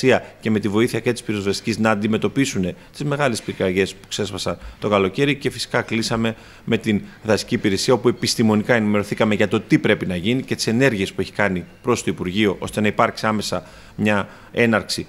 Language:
Greek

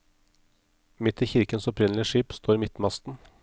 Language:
Norwegian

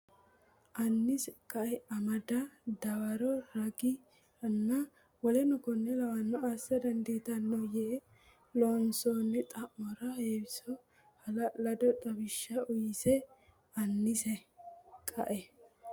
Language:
Sidamo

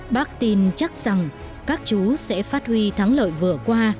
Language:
Vietnamese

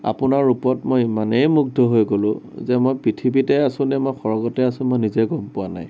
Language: Assamese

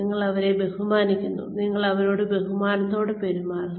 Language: Malayalam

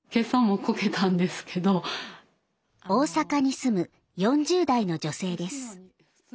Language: Japanese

